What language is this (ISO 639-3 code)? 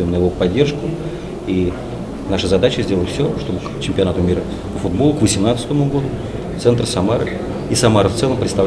rus